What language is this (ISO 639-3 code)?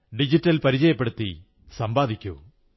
mal